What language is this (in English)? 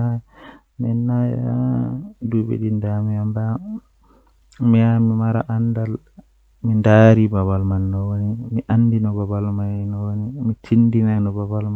Western Niger Fulfulde